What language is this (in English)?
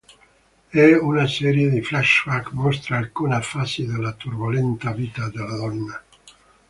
Italian